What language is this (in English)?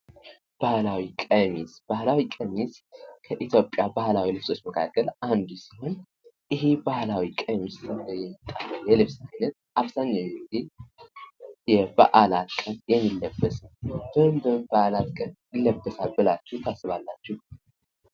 Amharic